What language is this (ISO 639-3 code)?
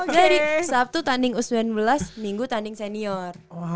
ind